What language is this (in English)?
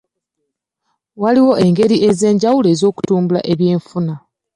Ganda